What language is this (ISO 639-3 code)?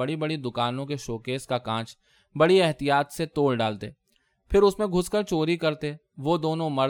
urd